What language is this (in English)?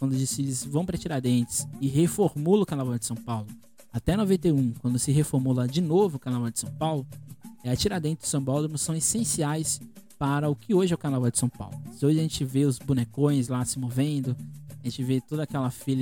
Portuguese